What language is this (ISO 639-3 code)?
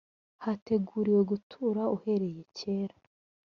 kin